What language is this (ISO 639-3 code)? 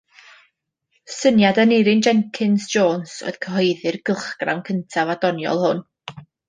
cym